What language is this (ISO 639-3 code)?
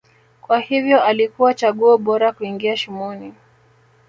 swa